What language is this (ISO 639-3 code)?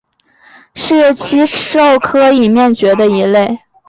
zho